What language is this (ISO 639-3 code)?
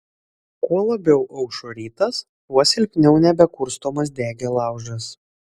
lit